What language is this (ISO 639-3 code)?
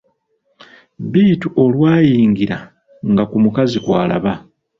lug